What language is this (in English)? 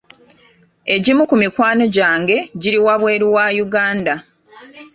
Ganda